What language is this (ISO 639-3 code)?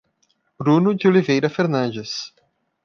por